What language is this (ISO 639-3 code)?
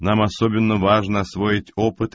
rus